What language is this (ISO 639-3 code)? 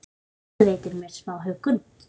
isl